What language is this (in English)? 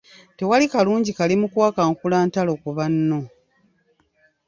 Ganda